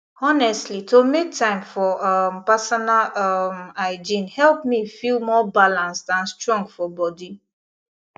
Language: Nigerian Pidgin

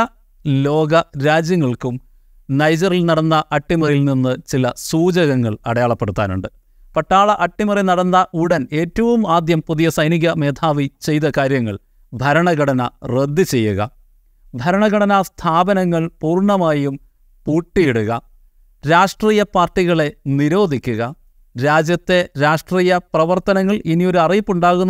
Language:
Malayalam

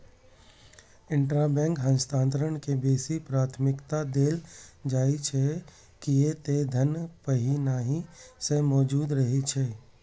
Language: Maithili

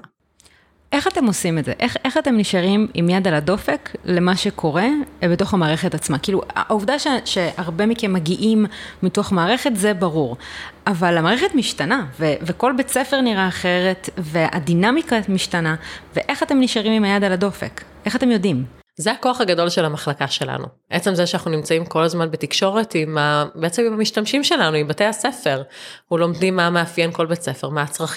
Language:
Hebrew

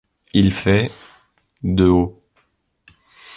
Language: French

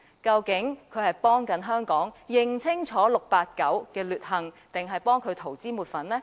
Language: Cantonese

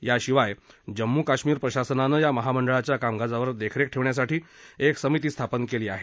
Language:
Marathi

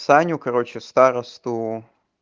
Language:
Russian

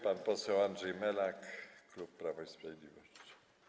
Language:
Polish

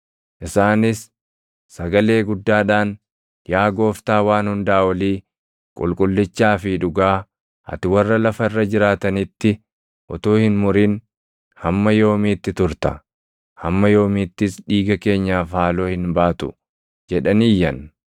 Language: Oromo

